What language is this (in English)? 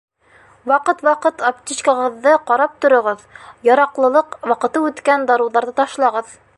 Bashkir